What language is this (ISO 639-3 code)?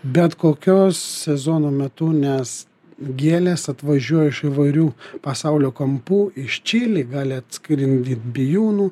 lit